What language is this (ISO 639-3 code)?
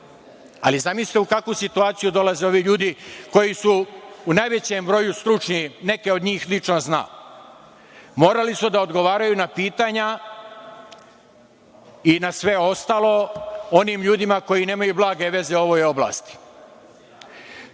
srp